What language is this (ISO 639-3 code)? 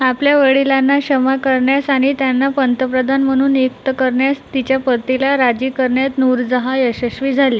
mar